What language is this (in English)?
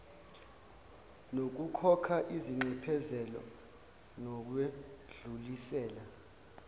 Zulu